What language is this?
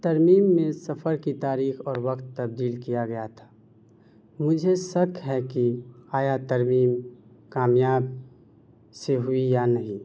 Urdu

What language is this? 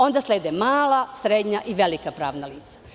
Serbian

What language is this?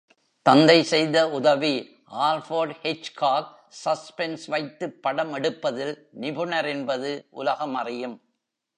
Tamil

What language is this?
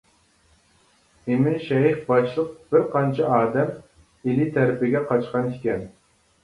Uyghur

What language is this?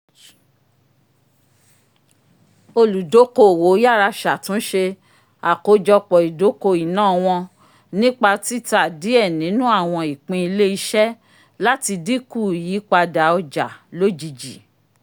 Yoruba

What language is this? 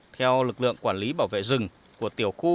Vietnamese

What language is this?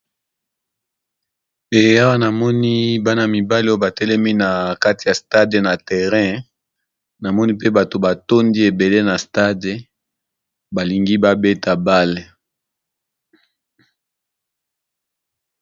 Lingala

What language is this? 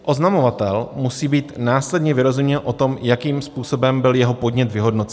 Czech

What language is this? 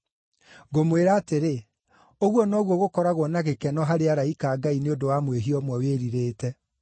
Kikuyu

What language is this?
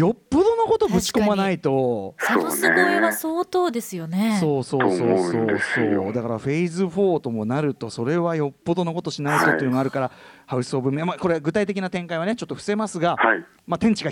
Japanese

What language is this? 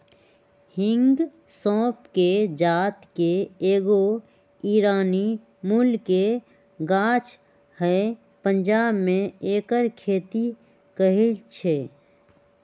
Magahi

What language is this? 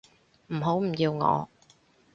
Cantonese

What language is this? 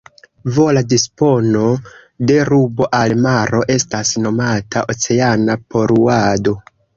Esperanto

